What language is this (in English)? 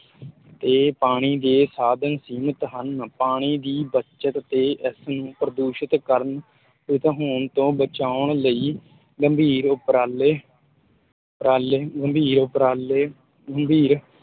Punjabi